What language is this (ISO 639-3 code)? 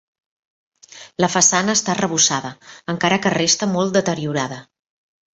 cat